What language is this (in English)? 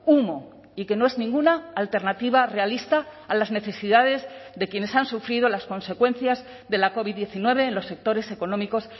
Spanish